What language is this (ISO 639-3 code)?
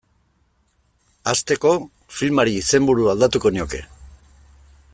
eus